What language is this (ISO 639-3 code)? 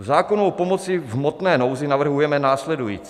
ces